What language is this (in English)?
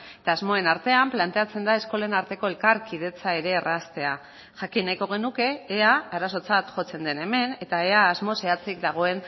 Basque